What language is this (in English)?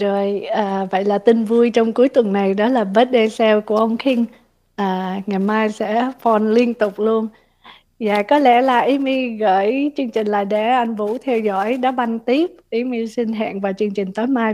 Vietnamese